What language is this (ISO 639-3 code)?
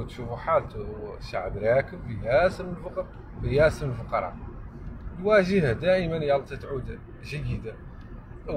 ara